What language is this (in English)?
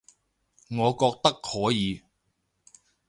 Cantonese